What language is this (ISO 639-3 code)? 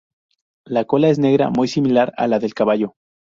spa